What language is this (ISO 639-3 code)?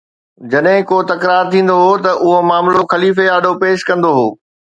snd